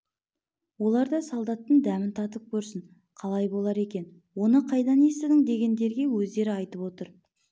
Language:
Kazakh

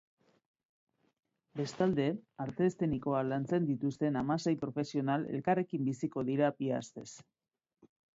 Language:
Basque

